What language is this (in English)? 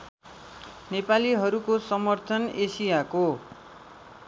Nepali